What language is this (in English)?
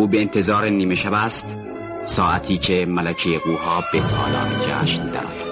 Persian